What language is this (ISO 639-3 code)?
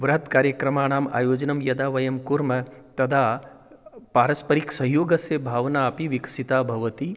san